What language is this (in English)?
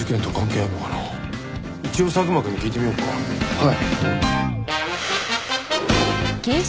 Japanese